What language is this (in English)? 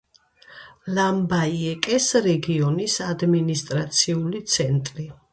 Georgian